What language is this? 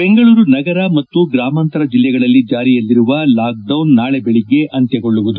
Kannada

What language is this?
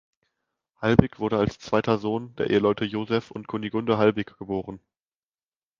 German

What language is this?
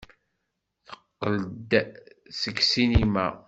Kabyle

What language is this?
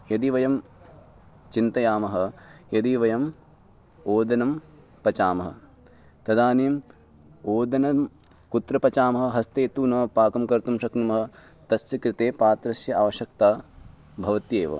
Sanskrit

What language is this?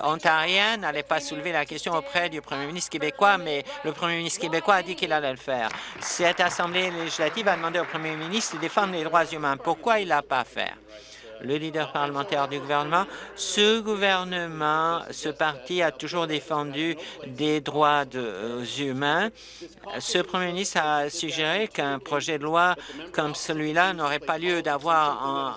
French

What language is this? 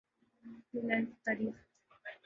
Urdu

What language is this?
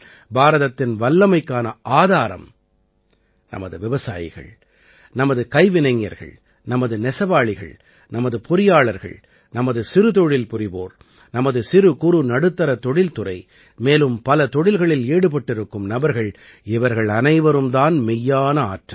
Tamil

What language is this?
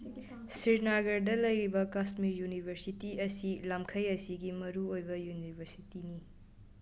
Manipuri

